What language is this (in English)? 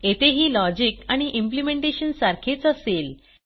Marathi